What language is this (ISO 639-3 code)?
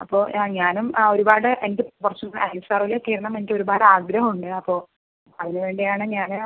mal